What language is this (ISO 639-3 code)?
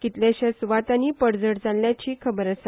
kok